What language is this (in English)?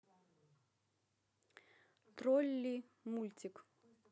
Russian